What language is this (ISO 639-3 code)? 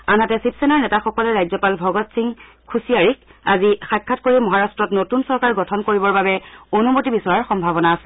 asm